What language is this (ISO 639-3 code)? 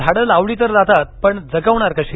mar